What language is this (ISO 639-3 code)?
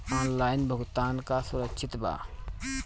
bho